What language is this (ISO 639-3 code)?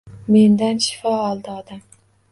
uzb